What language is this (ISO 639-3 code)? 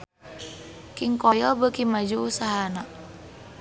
sun